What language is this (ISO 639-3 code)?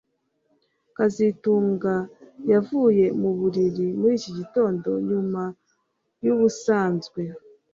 kin